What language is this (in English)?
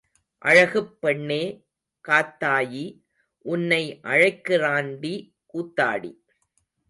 Tamil